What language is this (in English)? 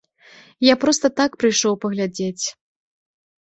Belarusian